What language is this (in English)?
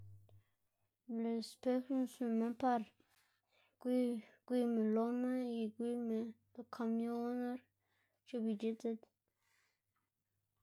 Xanaguía Zapotec